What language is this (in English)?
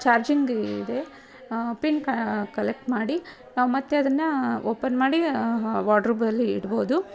Kannada